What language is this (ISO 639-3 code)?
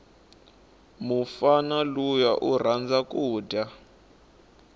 tso